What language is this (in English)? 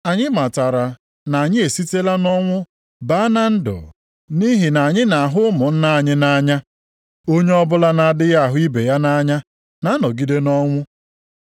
Igbo